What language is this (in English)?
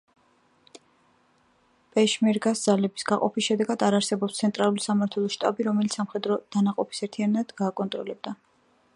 Georgian